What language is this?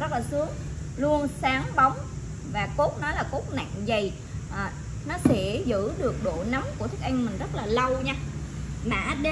Vietnamese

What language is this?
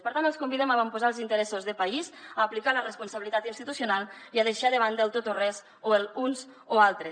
Catalan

